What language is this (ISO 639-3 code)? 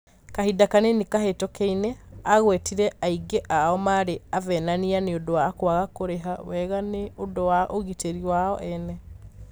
kik